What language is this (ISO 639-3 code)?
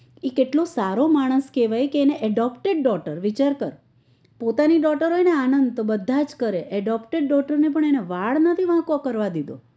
guj